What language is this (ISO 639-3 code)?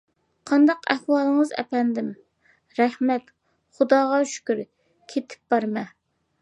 uig